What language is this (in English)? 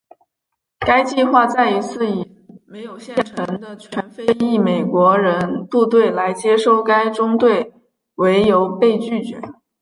Chinese